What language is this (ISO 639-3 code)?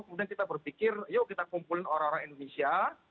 ind